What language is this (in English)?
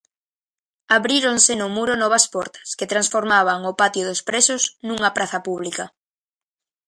Galician